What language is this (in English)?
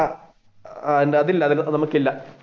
Malayalam